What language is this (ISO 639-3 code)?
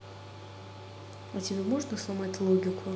rus